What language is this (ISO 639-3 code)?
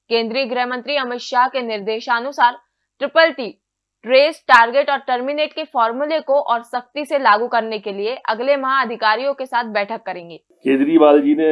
hin